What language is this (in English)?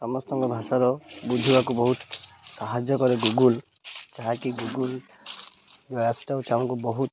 Odia